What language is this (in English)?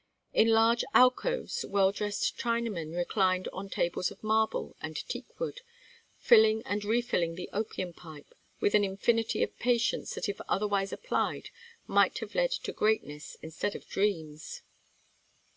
English